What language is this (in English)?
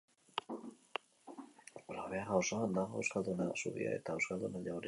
Basque